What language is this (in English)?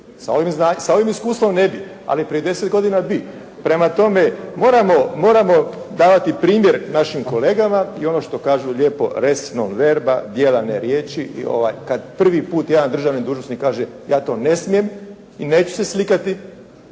Croatian